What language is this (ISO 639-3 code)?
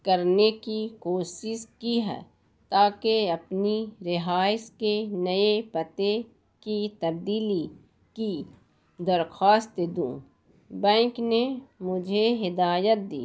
urd